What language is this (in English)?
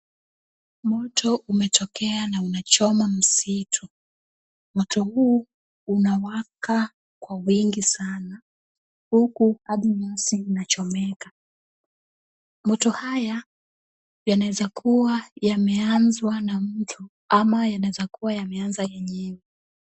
Swahili